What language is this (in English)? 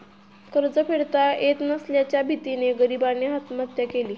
Marathi